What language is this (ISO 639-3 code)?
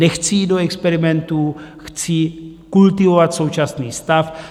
ces